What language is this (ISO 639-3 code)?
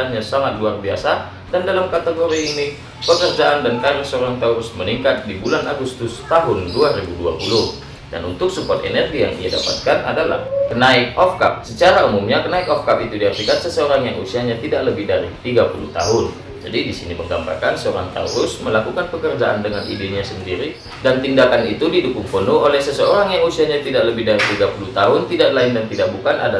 ind